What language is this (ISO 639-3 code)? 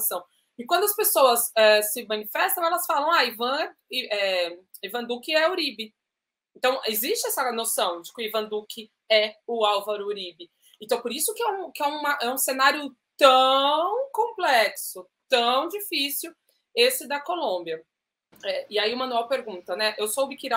por